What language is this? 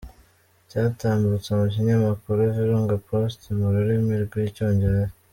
Kinyarwanda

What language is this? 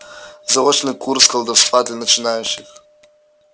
Russian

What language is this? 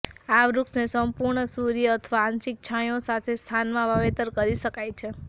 Gujarati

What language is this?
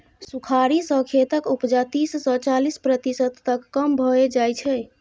Maithili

